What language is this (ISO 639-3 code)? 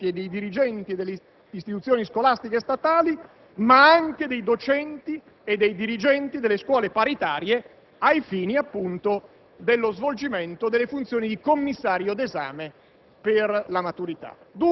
ita